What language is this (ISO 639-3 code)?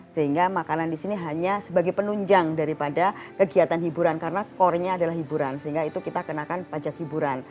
ind